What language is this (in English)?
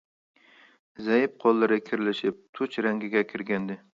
Uyghur